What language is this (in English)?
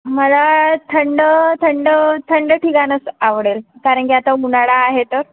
Marathi